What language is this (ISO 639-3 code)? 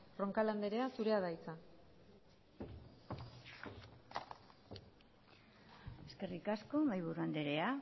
eus